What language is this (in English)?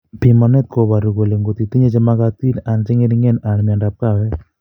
Kalenjin